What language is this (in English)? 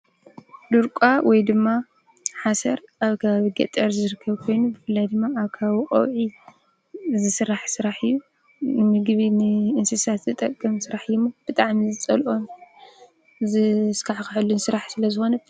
Tigrinya